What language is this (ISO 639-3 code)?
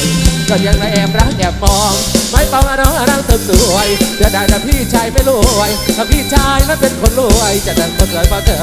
tha